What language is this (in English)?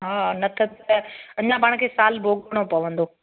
Sindhi